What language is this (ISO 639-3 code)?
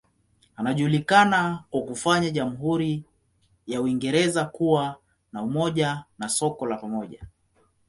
swa